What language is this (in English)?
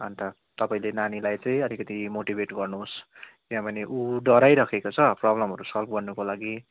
Nepali